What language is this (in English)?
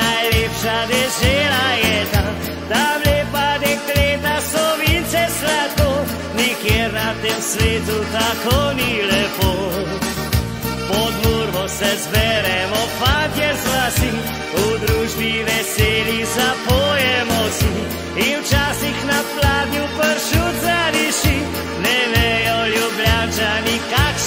Romanian